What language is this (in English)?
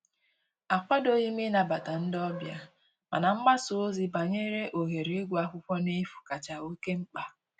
Igbo